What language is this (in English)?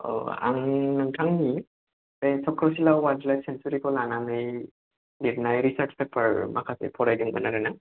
Bodo